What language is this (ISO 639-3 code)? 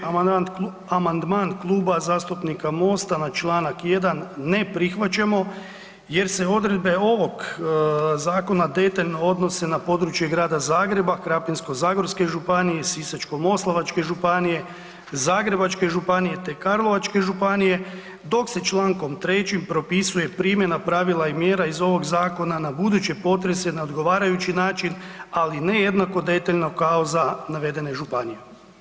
hrv